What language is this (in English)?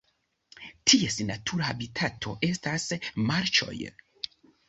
Esperanto